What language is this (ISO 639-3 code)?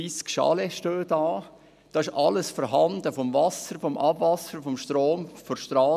gsw